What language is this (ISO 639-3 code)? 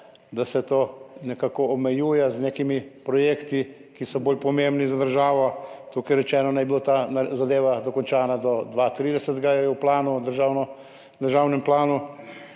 slv